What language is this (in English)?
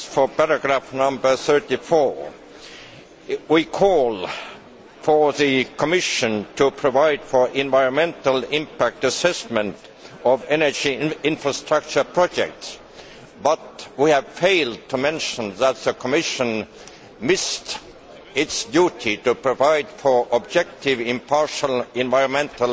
English